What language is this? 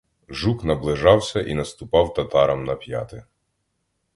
Ukrainian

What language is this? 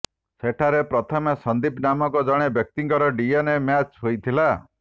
Odia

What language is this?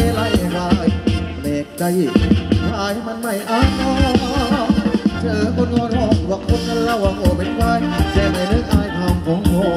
Thai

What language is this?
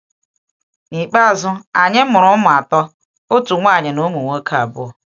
Igbo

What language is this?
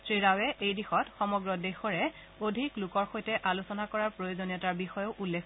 Assamese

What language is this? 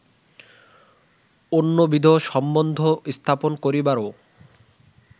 Bangla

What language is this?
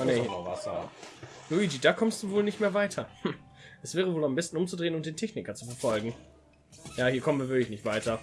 German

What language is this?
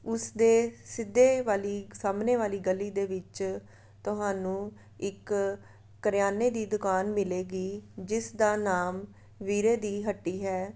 Punjabi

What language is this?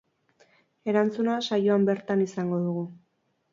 Basque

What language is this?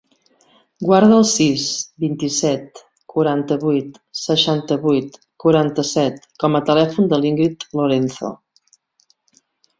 Catalan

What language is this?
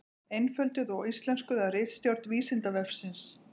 Icelandic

